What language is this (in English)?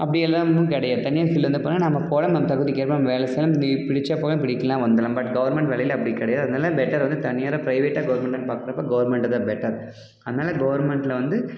Tamil